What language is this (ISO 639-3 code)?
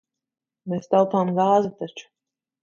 lav